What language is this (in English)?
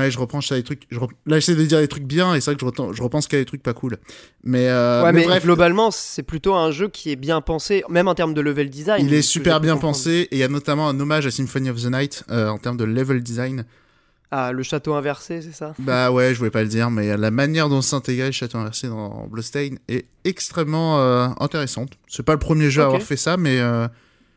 French